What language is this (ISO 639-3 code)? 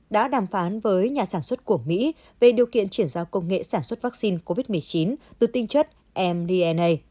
vie